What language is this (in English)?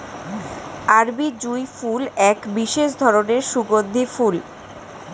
Bangla